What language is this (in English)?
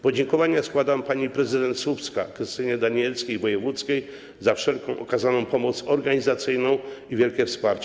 Polish